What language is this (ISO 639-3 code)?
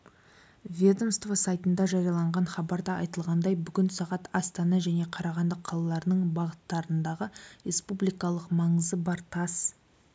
kaz